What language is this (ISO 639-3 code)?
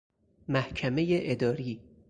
fas